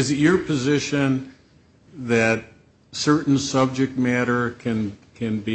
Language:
English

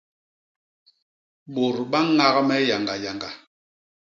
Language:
Basaa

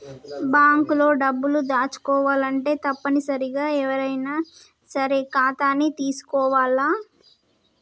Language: Telugu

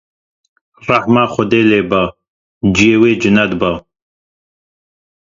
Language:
Kurdish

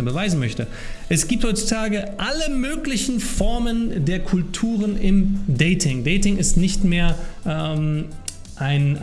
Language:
German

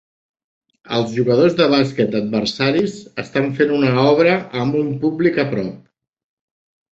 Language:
Catalan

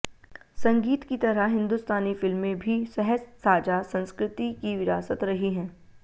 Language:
Hindi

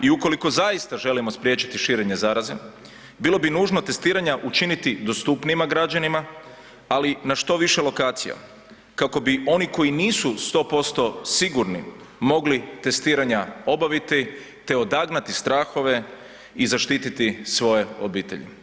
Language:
Croatian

